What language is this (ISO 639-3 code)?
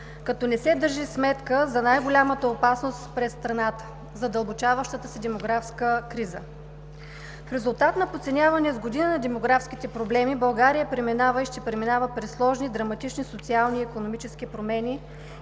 bul